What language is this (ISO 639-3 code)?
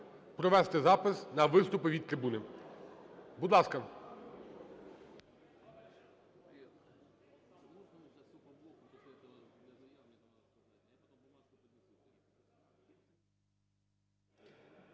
ukr